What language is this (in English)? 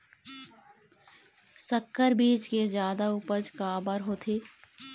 Chhattisgarhi